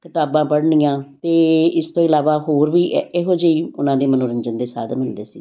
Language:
Punjabi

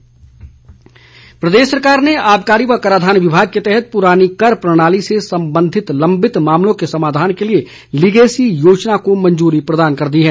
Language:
Hindi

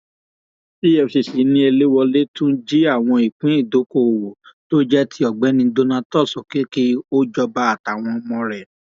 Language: Yoruba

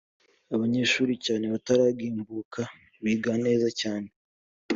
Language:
Kinyarwanda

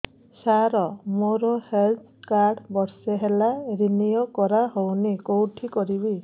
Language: Odia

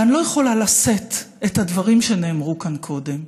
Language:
Hebrew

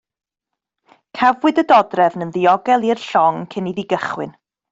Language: Welsh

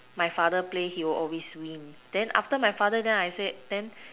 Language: English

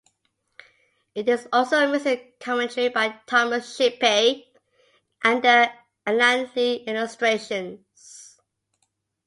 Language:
English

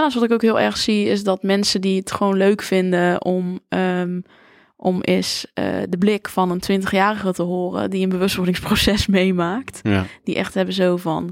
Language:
Dutch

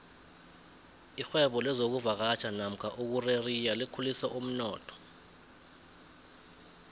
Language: South Ndebele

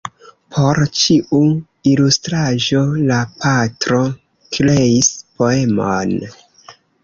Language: Esperanto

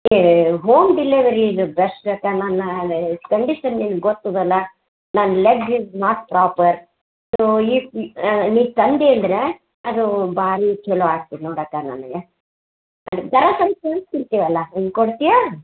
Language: Kannada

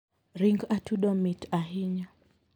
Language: Luo (Kenya and Tanzania)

